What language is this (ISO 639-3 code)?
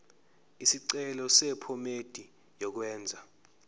zul